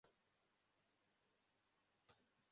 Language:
Kinyarwanda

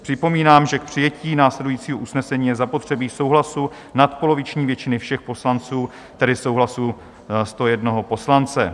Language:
Czech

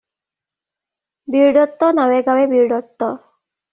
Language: Assamese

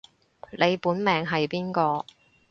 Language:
Cantonese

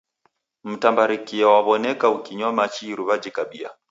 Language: Taita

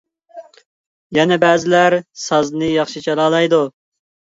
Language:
Uyghur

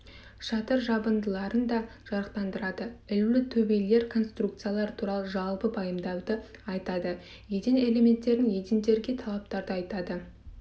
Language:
Kazakh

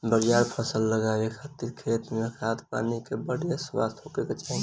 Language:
Bhojpuri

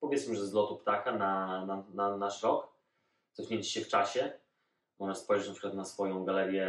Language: Polish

